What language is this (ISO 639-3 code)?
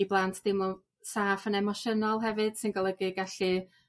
cym